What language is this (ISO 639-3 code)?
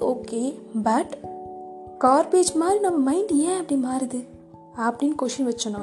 tam